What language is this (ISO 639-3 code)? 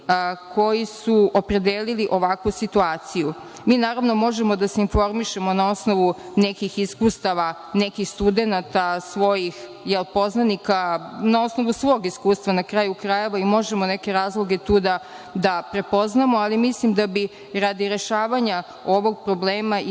srp